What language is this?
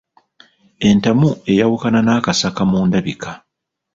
Ganda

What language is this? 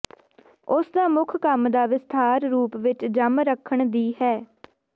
Punjabi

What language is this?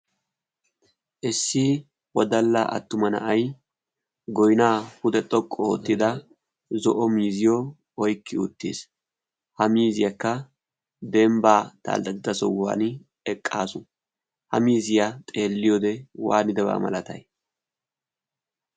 Wolaytta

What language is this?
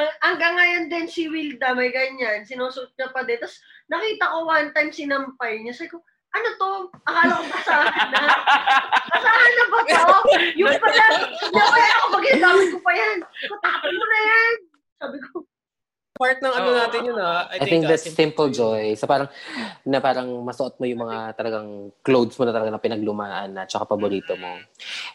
Filipino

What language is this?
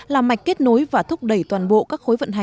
Vietnamese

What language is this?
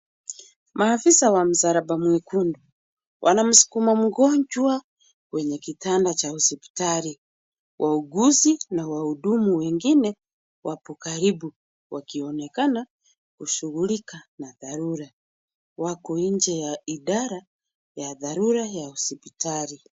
Swahili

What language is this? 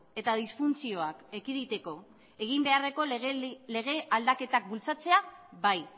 Basque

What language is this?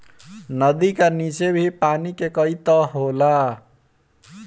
Bhojpuri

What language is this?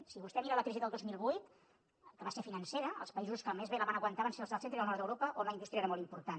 Catalan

